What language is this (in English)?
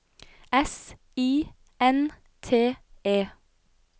Norwegian